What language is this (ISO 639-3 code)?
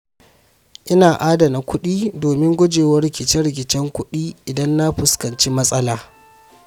hau